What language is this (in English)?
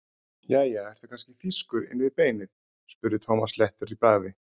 Icelandic